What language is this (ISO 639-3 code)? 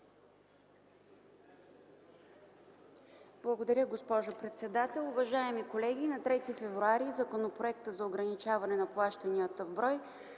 bul